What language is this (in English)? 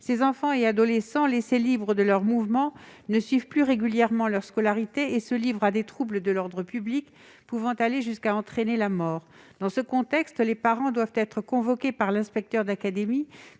French